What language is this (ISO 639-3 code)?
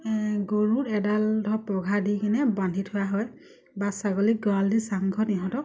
asm